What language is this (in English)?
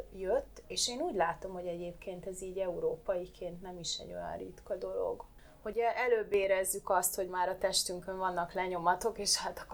Hungarian